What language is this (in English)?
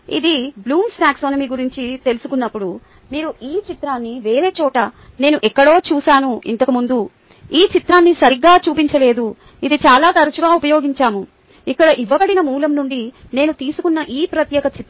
Telugu